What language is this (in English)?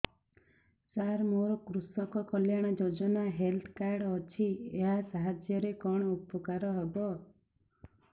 Odia